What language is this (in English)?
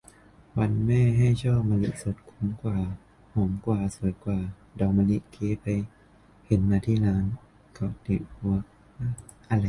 Thai